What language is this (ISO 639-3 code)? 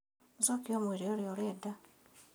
kik